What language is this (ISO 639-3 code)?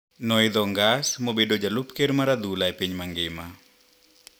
luo